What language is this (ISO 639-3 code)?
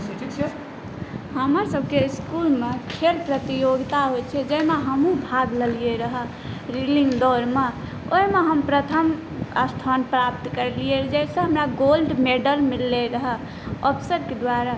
mai